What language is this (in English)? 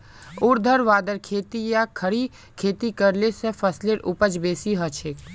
Magahi